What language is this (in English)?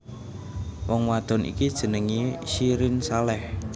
Javanese